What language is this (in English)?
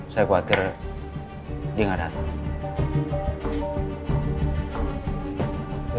Indonesian